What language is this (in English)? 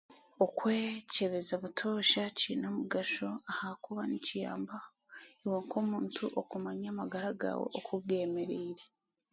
Chiga